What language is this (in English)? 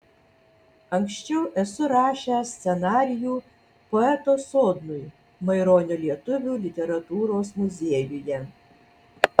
Lithuanian